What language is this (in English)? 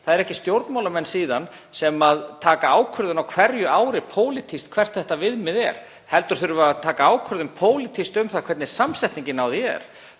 Icelandic